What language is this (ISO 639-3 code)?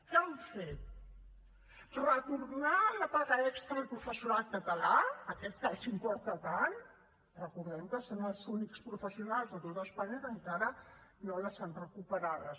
cat